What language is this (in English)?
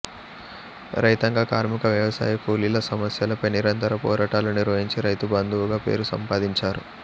Telugu